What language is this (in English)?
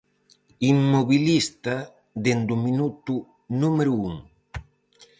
Galician